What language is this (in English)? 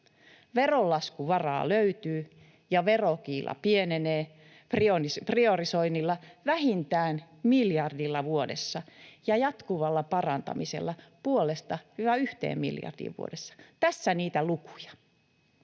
Finnish